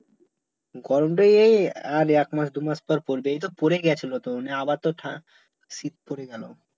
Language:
Bangla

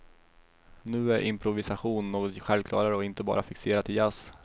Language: Swedish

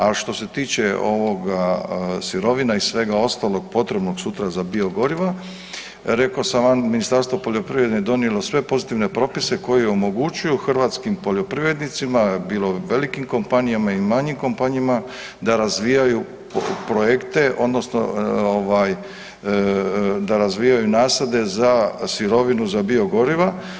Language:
Croatian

